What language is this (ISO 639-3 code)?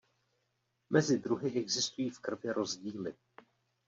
ces